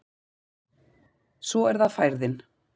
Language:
Icelandic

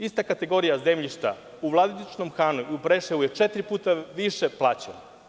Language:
Serbian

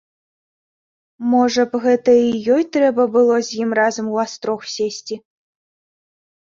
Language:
Belarusian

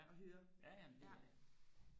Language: Danish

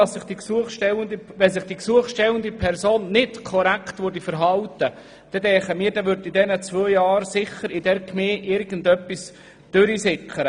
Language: Swiss German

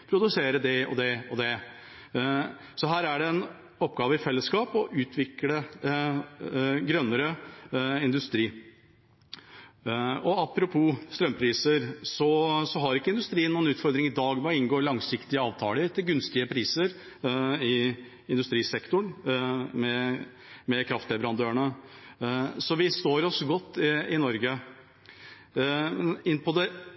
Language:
Norwegian Bokmål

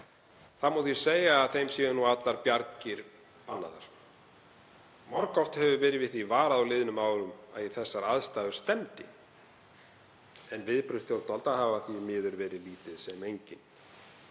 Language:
Icelandic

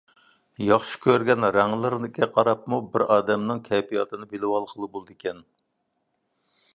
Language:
Uyghur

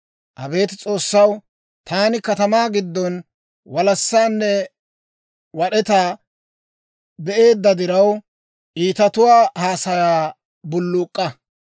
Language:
Dawro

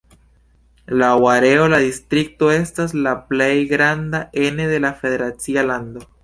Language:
Esperanto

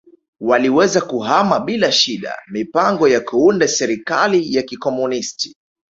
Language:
Swahili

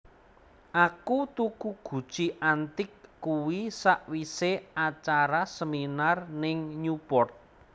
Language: Javanese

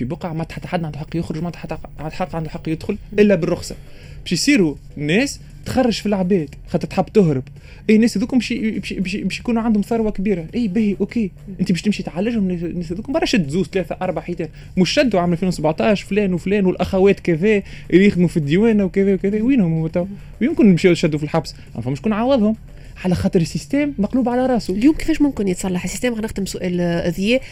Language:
Arabic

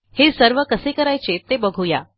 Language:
Marathi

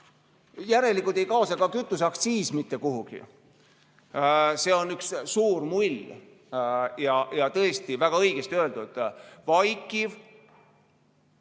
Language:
Estonian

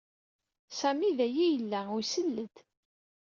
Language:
Kabyle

